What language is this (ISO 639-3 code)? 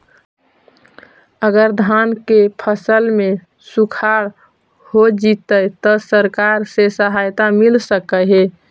mag